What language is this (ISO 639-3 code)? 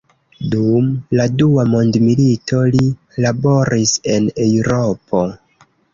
epo